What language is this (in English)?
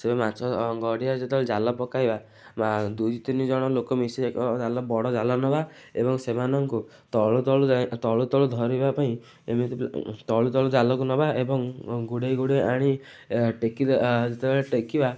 Odia